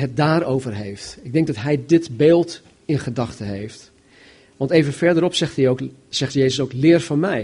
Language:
Dutch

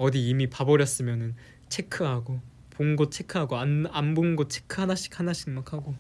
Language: Korean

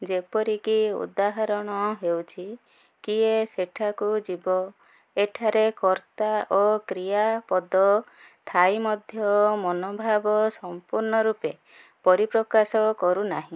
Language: Odia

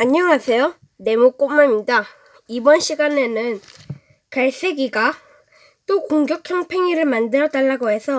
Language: Korean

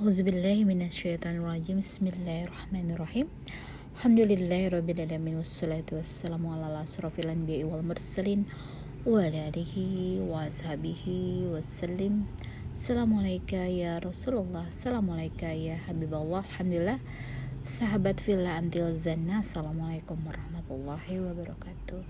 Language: Indonesian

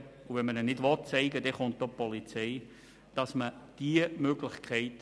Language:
Swiss German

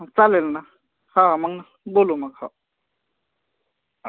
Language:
Marathi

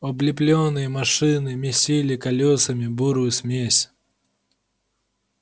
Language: Russian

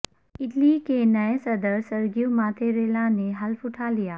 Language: Urdu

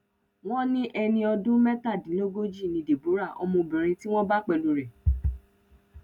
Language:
Yoruba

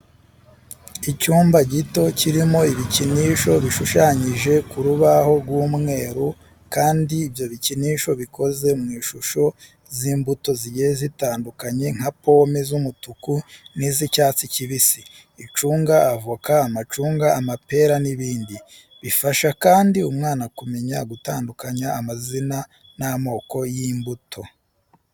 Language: Kinyarwanda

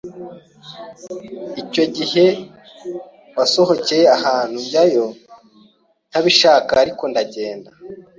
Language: Kinyarwanda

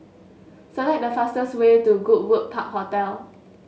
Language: English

